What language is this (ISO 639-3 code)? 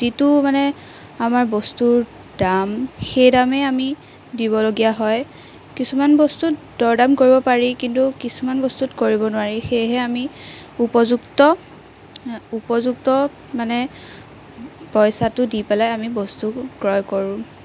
asm